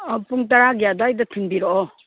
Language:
Manipuri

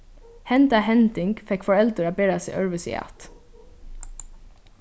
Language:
Faroese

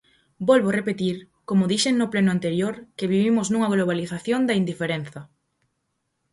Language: Galician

